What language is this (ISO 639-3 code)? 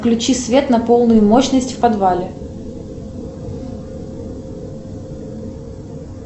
rus